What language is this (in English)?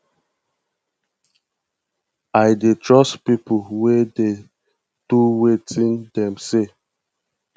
Nigerian Pidgin